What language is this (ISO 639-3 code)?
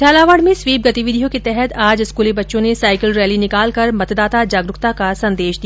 hin